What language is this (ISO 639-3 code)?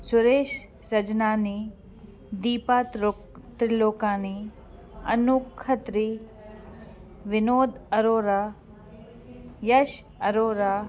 snd